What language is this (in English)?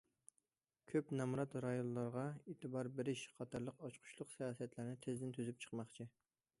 Uyghur